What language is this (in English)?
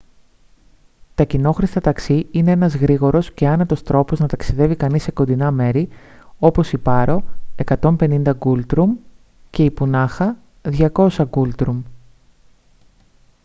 Greek